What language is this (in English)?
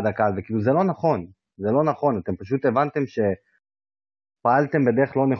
Hebrew